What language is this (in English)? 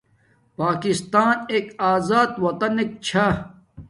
Domaaki